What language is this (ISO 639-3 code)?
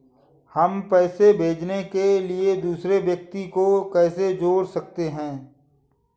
hin